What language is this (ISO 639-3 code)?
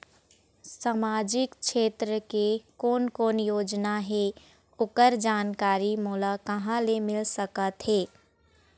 hne